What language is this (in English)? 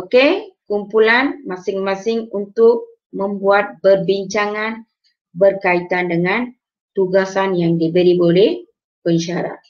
Malay